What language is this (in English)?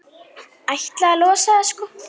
Icelandic